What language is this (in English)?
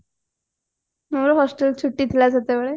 Odia